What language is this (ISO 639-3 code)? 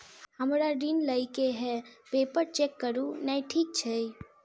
mai